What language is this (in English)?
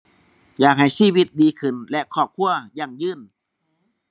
Thai